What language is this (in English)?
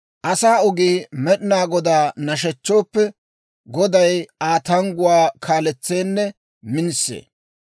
Dawro